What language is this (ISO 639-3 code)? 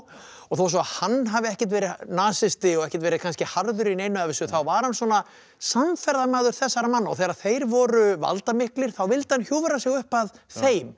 isl